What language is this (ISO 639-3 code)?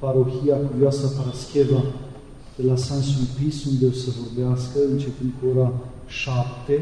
ron